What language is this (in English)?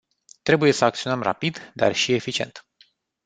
Romanian